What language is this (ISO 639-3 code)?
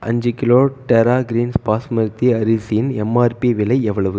tam